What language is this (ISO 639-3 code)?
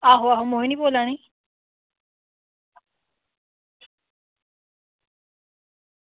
doi